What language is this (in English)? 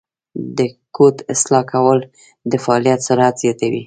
Pashto